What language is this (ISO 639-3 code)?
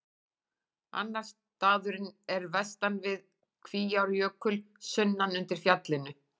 isl